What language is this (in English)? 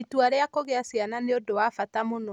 Kikuyu